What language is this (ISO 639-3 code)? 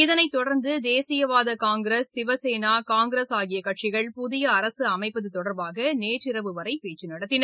tam